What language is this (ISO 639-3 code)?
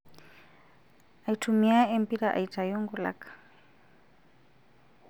mas